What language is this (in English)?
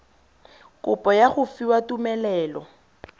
Tswana